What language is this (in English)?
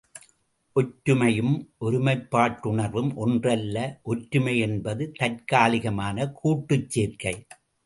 Tamil